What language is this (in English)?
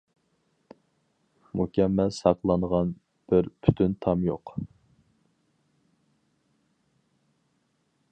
Uyghur